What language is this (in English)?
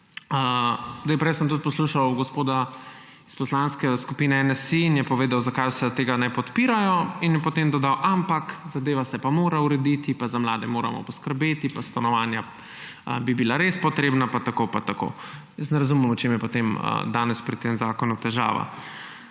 Slovenian